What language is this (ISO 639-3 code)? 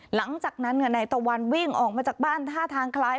tha